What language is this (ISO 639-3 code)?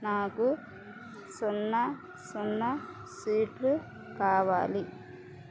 tel